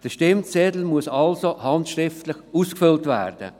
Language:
Swiss German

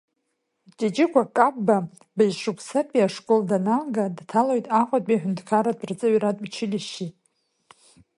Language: Abkhazian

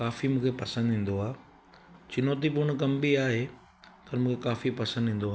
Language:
Sindhi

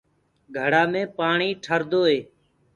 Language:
Gurgula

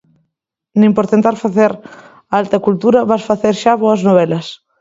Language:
Galician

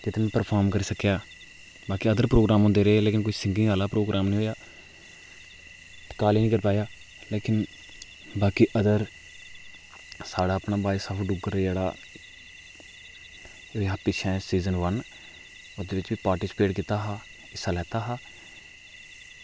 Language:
Dogri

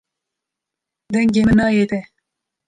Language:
Kurdish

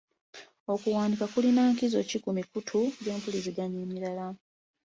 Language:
Ganda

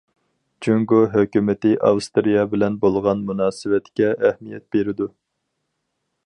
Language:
Uyghur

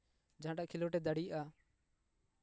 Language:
Santali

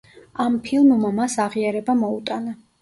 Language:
Georgian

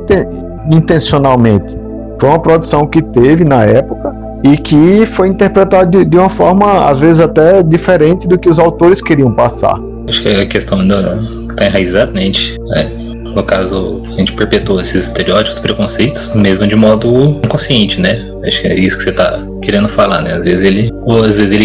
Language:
Portuguese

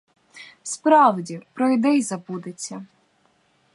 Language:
Ukrainian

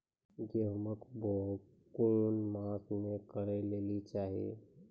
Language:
Maithili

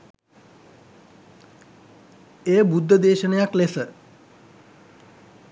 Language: Sinhala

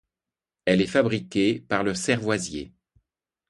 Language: French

